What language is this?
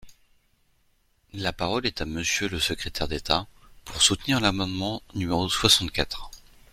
French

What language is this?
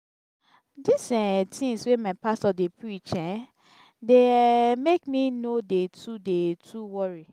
Nigerian Pidgin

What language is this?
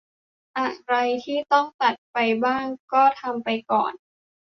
Thai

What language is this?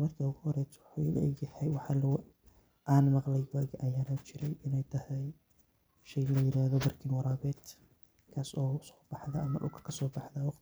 Somali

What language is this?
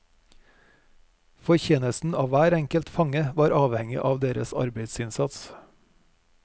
Norwegian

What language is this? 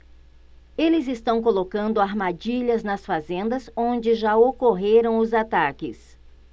Portuguese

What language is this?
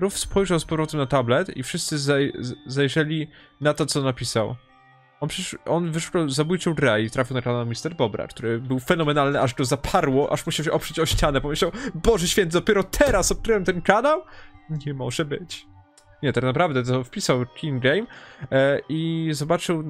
Polish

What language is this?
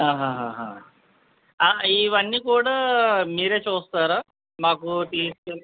Telugu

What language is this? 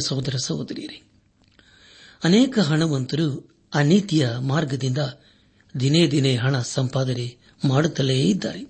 Kannada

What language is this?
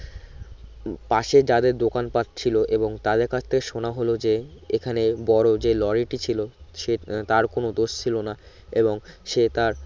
Bangla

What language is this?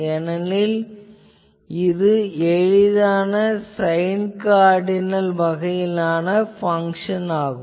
Tamil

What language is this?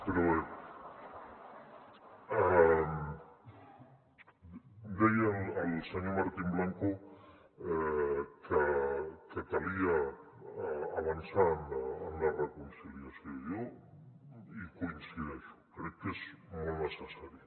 Catalan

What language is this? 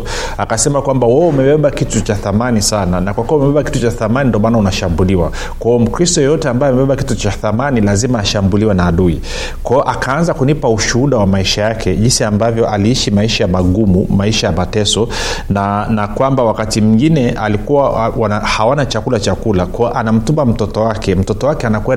Swahili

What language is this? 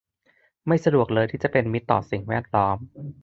Thai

